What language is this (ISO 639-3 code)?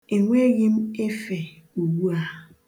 ibo